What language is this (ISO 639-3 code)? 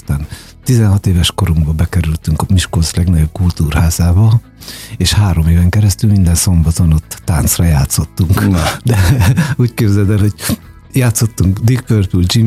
hun